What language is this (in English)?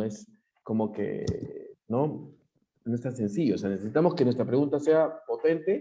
Spanish